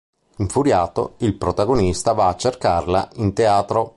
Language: Italian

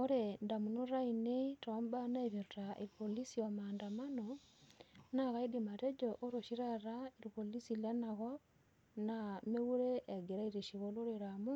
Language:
Masai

